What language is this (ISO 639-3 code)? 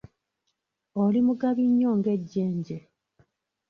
lug